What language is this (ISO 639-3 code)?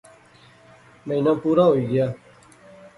phr